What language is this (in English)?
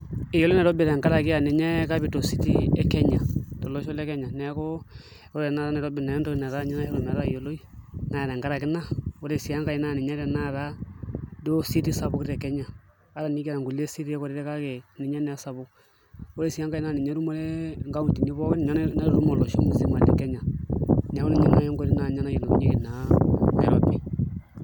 Masai